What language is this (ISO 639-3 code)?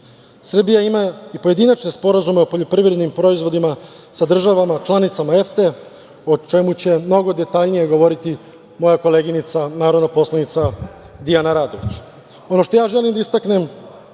srp